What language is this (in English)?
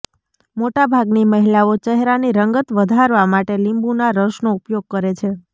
Gujarati